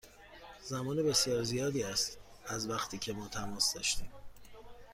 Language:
Persian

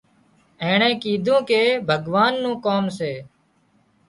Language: Wadiyara Koli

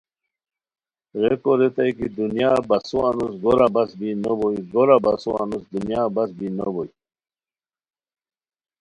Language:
Khowar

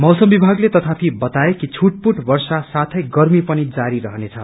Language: Nepali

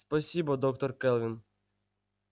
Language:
Russian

